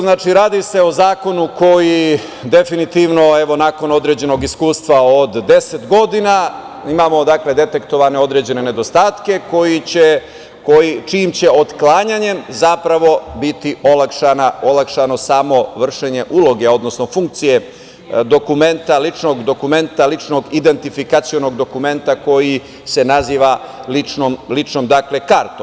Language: Serbian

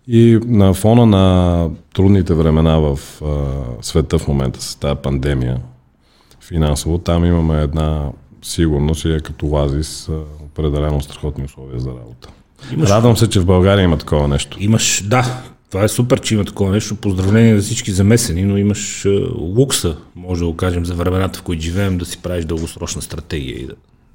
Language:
Bulgarian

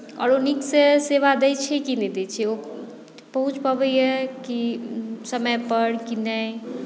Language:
Maithili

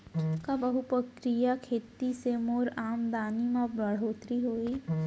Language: Chhattisgarhi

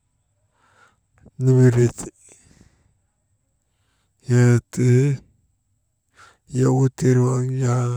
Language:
Maba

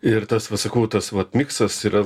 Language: Lithuanian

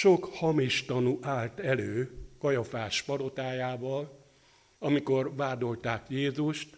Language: Hungarian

